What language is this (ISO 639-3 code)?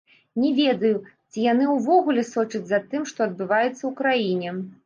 bel